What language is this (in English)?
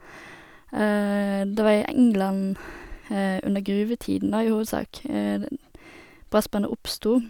Norwegian